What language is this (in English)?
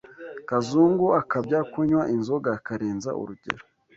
Kinyarwanda